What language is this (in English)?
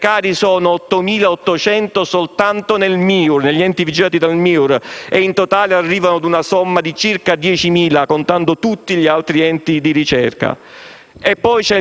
Italian